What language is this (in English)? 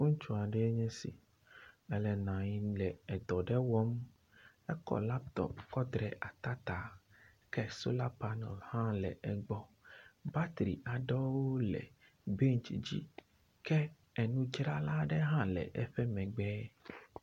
Ewe